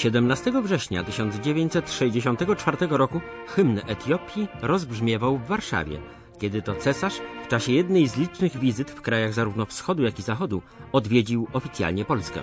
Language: Polish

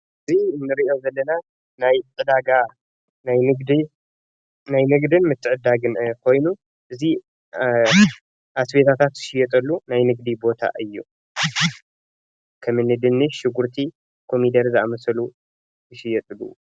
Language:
Tigrinya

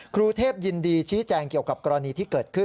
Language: Thai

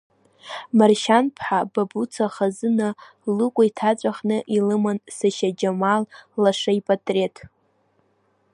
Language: Abkhazian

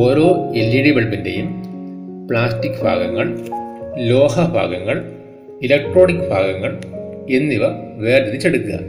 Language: Malayalam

